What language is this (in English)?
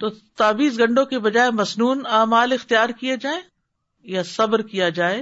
Urdu